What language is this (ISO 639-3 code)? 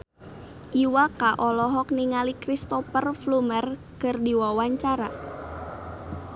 sun